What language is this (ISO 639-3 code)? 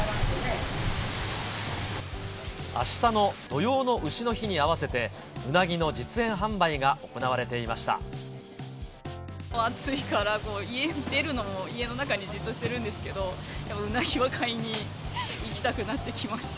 jpn